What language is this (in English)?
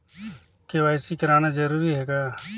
Chhattisgarhi